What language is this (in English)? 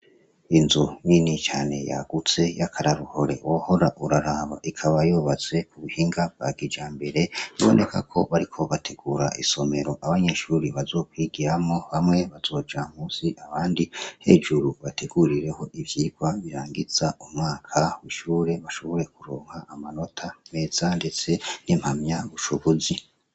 Rundi